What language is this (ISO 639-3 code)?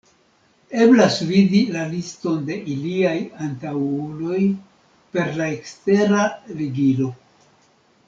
epo